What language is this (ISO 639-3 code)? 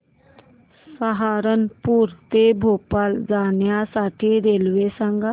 mar